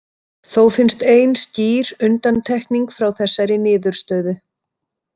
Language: Icelandic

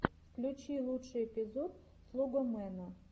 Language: Russian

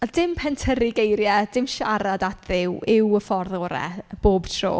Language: Welsh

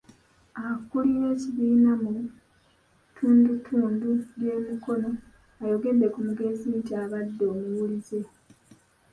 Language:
Ganda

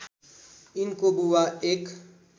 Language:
Nepali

